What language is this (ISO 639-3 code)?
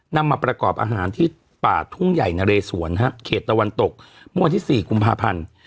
tha